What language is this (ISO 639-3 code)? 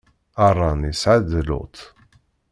kab